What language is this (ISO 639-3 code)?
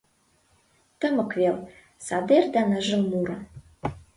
chm